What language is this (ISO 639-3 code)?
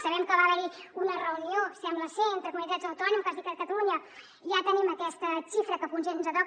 cat